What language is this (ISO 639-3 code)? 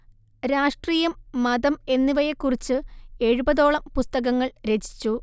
mal